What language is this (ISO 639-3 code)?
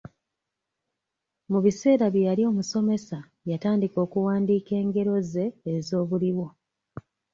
lug